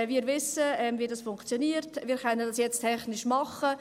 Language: Swiss German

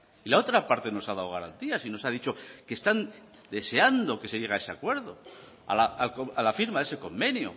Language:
Spanish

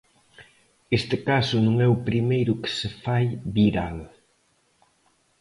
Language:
Galician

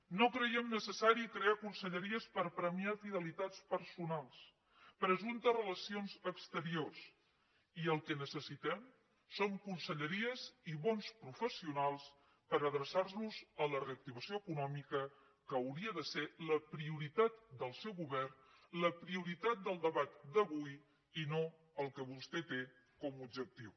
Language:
Catalan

